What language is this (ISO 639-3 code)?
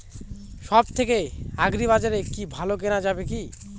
ben